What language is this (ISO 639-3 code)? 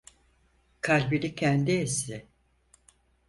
tur